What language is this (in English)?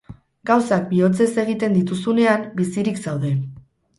Basque